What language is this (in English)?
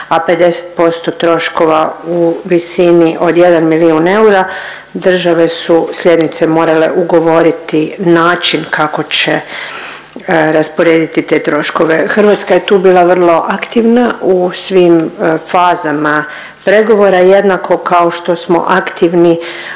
Croatian